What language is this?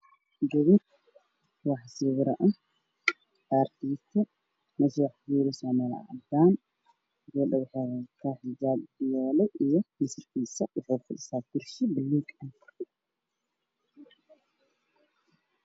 Somali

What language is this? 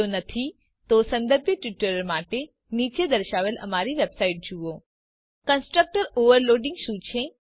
Gujarati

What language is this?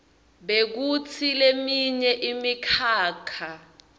Swati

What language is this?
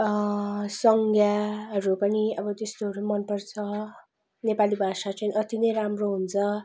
Nepali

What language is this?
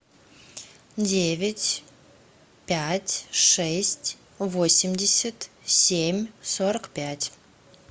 Russian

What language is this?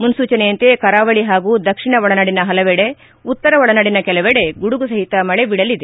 Kannada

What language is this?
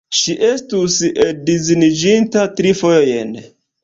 Esperanto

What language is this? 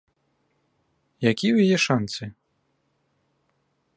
Belarusian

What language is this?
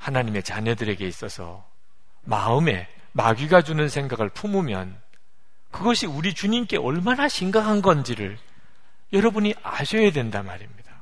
Korean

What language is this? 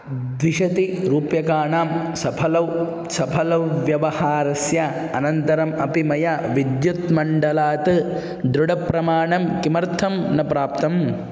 Sanskrit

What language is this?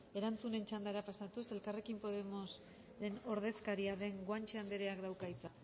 Basque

